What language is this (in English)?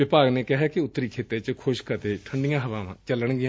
Punjabi